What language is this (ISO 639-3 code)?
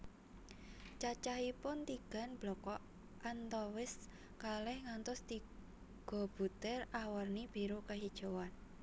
jav